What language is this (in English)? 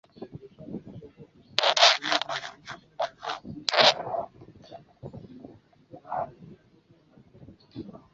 Chinese